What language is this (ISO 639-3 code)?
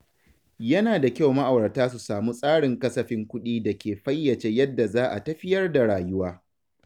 hau